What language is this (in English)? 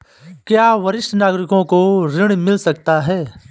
Hindi